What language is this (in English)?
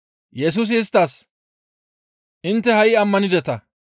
Gamo